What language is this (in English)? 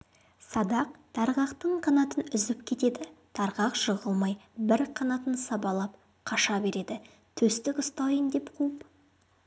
Kazakh